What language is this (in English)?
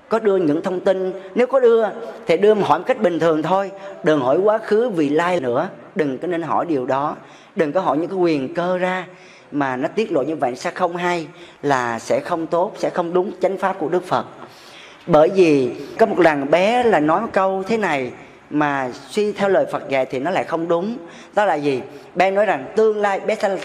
Vietnamese